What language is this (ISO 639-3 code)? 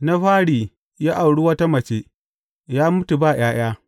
hau